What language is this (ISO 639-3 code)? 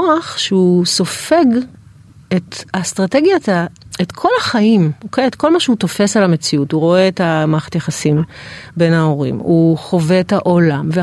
heb